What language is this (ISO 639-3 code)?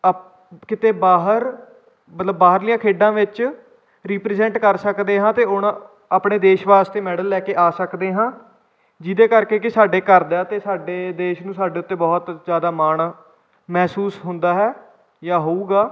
pan